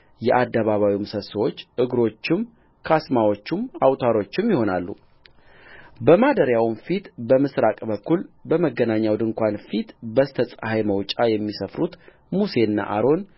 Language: Amharic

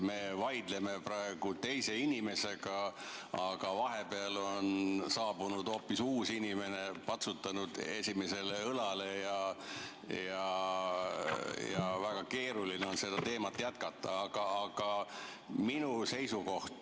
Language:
Estonian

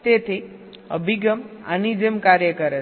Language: Gujarati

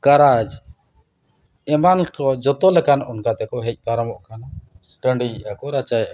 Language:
Santali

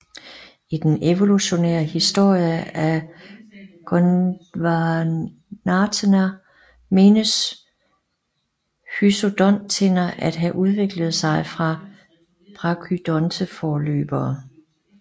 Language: Danish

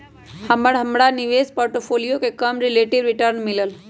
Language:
Magahi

